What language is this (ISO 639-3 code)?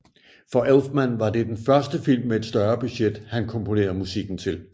dan